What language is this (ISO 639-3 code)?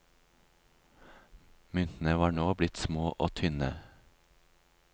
nor